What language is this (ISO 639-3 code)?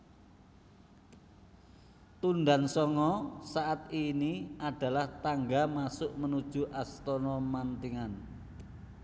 jav